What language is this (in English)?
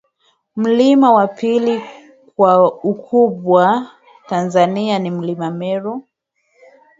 Swahili